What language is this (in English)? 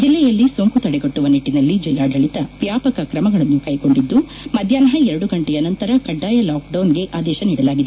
Kannada